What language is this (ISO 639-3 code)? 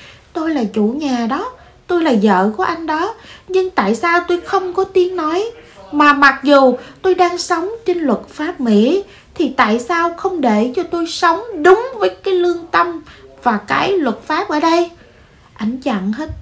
vie